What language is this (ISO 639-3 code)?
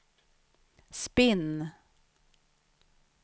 swe